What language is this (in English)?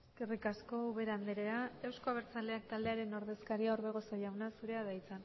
Basque